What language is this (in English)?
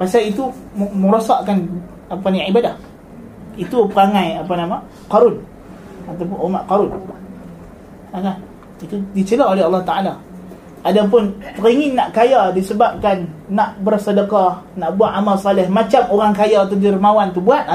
Malay